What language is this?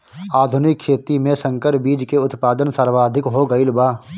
Bhojpuri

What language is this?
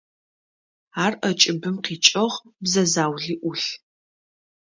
Adyghe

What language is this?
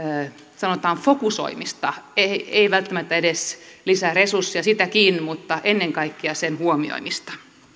Finnish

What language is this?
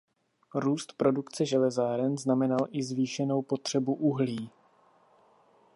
Czech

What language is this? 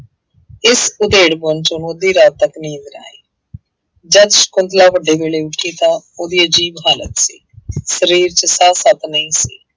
Punjabi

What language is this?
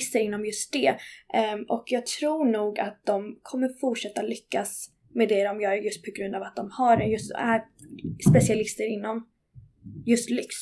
Swedish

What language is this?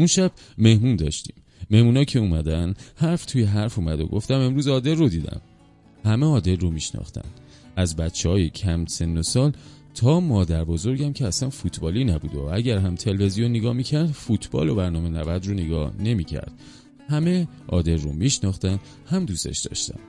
Persian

